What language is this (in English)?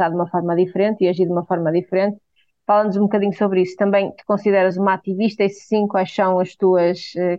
Portuguese